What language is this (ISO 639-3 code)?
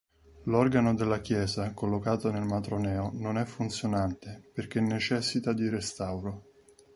ita